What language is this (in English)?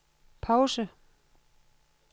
Danish